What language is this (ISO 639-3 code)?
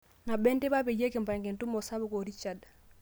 mas